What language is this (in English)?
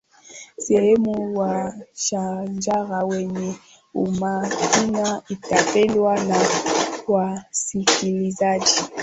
Swahili